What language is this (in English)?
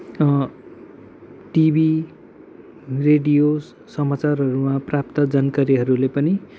Nepali